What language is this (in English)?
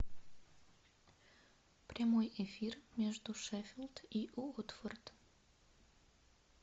Russian